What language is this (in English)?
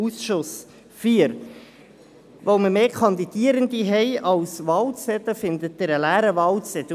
Swiss German